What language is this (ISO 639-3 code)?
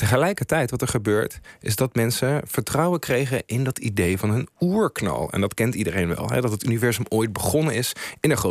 nld